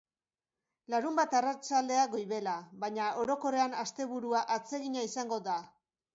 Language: Basque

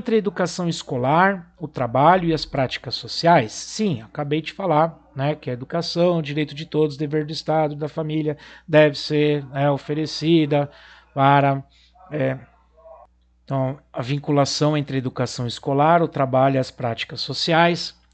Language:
Portuguese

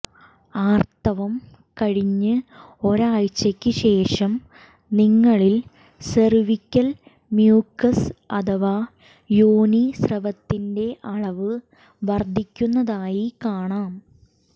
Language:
Malayalam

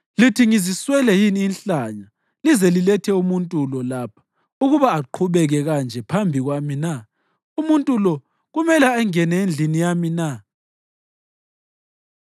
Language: North Ndebele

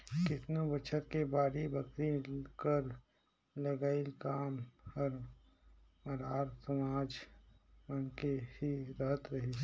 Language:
Chhattisgarhi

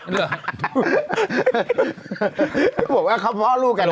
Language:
Thai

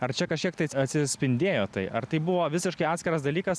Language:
Lithuanian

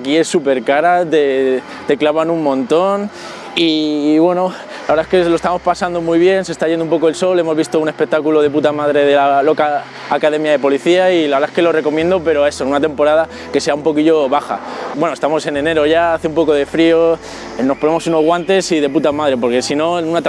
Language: Spanish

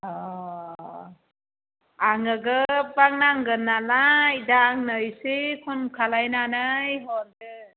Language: Bodo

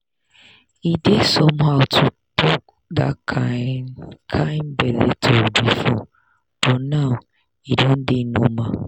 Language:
Nigerian Pidgin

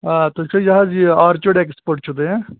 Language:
Kashmiri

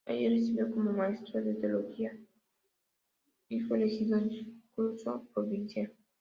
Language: Spanish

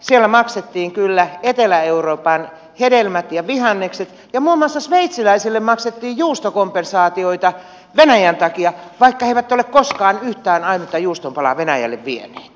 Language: Finnish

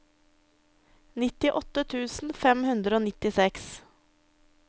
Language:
Norwegian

